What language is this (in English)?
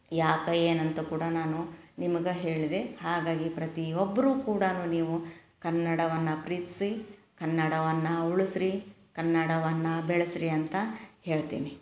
Kannada